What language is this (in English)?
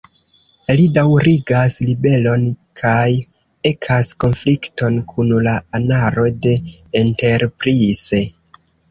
Esperanto